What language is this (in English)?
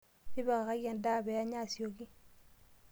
Masai